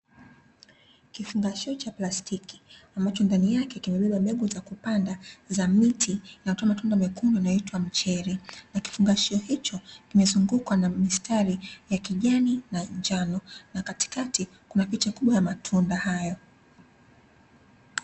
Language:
Swahili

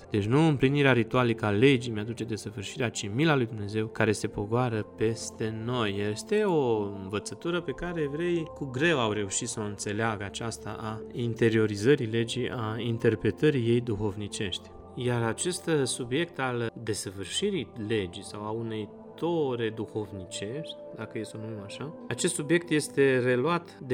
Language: Romanian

